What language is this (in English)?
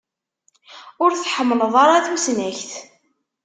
Kabyle